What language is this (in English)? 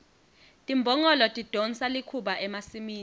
Swati